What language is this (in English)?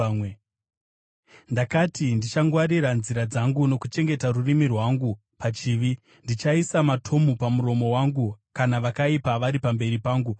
Shona